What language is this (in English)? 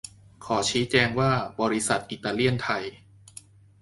Thai